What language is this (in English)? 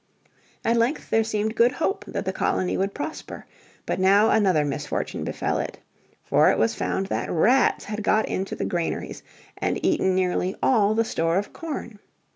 English